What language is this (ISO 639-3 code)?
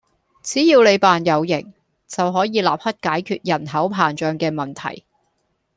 yue